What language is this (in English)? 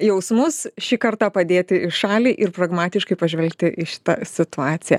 Lithuanian